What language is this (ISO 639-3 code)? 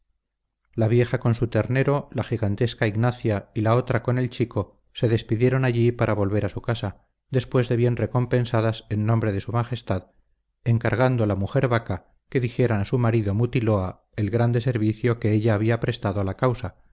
spa